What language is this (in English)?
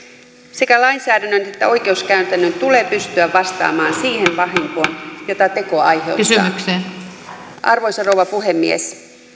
Finnish